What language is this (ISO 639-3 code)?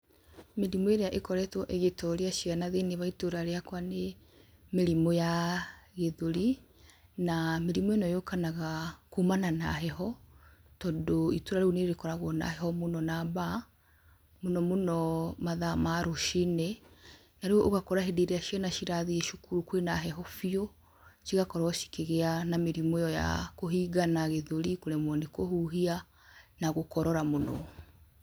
kik